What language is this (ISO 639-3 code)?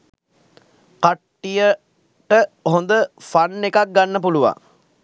sin